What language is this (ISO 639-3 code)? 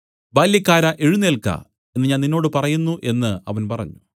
mal